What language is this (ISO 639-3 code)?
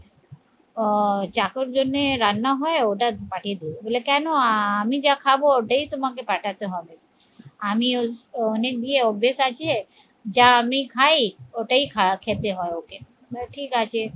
ben